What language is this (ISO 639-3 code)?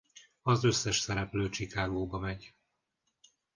hun